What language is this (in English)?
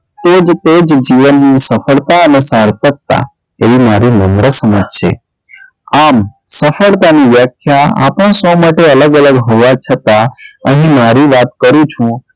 Gujarati